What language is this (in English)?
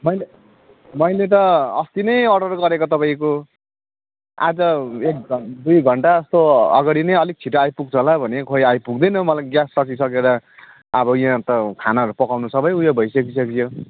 Nepali